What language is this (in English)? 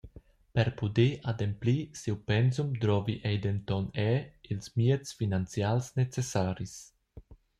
Romansh